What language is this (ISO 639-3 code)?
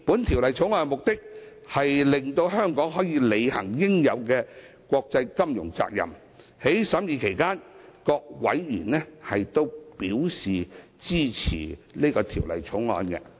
yue